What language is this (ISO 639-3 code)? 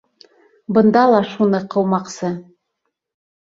bak